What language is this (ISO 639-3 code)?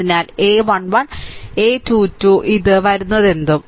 mal